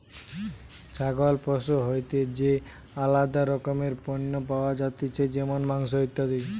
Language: Bangla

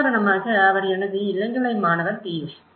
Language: Tamil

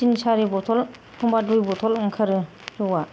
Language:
Bodo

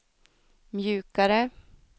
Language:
Swedish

